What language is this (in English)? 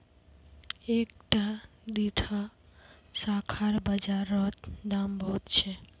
Magahi